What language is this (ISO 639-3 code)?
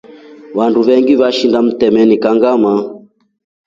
rof